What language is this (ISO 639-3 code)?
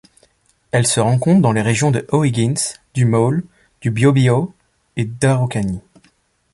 fra